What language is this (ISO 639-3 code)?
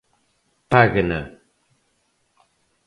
glg